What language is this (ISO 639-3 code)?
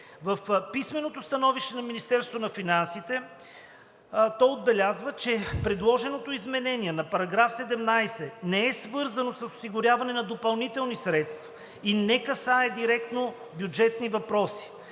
bul